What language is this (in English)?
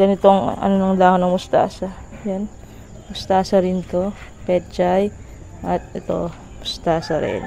Filipino